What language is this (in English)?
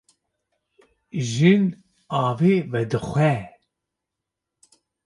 Kurdish